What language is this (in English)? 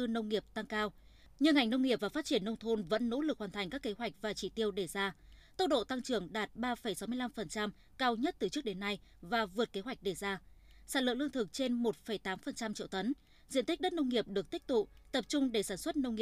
Vietnamese